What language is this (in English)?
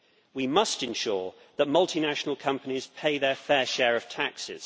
English